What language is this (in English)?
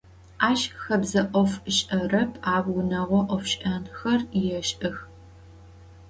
Adyghe